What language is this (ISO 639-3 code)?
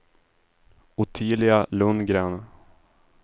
swe